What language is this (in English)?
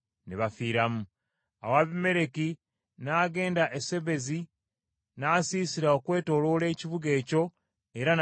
Ganda